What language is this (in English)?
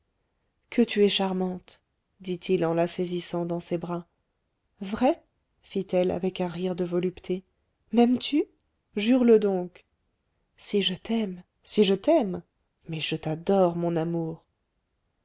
French